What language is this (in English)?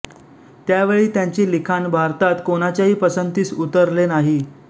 Marathi